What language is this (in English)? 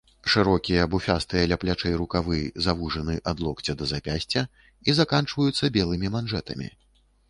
Belarusian